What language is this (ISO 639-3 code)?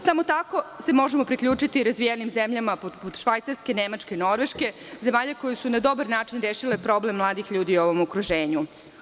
srp